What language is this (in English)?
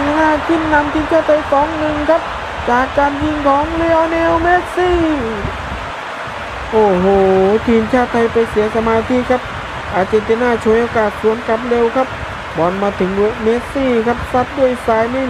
Thai